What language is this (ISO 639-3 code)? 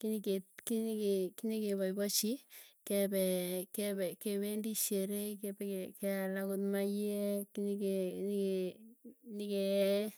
tuy